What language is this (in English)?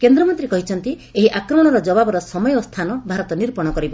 Odia